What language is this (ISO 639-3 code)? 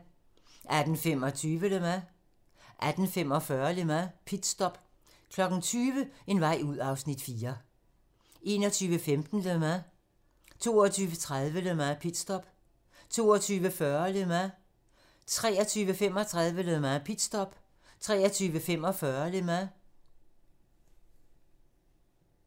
dan